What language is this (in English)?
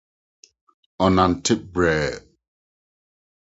Akan